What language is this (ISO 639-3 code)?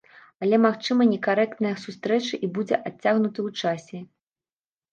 bel